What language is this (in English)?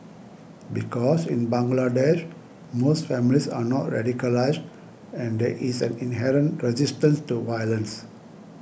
English